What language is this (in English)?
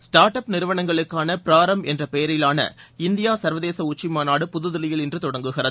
Tamil